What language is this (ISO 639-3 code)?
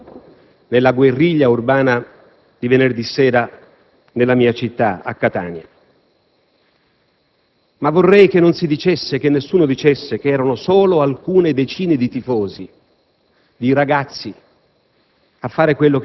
ita